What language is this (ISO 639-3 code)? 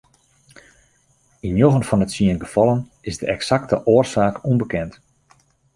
fry